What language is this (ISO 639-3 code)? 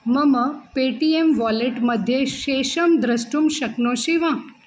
san